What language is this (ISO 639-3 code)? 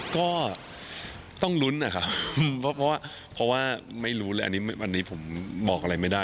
tha